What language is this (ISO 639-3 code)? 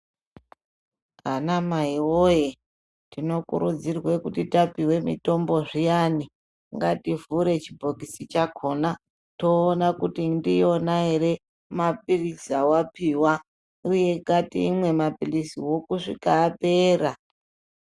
ndc